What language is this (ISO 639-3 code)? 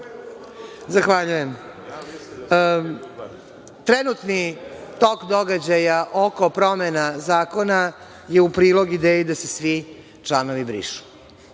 srp